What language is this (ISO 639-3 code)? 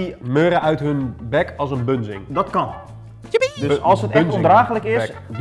nld